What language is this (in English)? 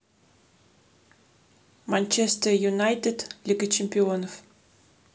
Russian